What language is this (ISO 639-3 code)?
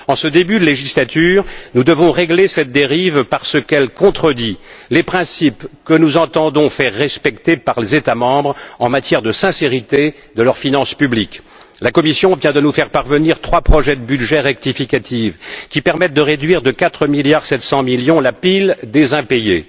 fra